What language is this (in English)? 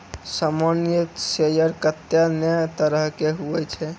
Maithili